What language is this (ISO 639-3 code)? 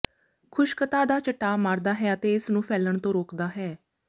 pan